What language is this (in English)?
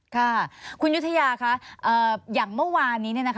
Thai